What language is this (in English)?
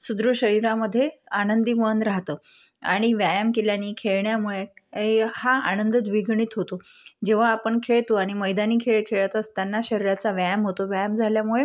Marathi